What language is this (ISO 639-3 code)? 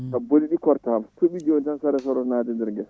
ful